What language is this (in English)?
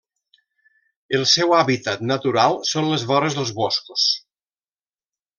Catalan